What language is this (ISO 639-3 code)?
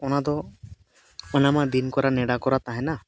sat